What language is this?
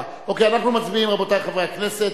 Hebrew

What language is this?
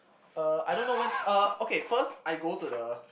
English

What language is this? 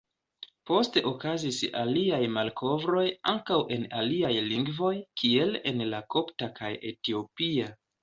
Esperanto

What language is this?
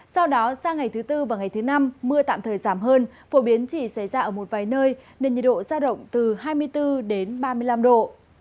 Vietnamese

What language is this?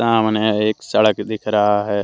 Hindi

